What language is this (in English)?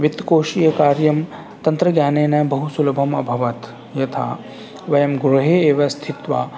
Sanskrit